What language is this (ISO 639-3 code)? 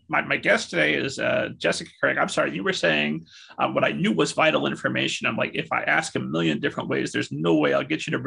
eng